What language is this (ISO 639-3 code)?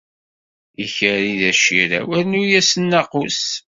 kab